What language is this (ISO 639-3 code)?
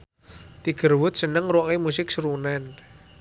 jav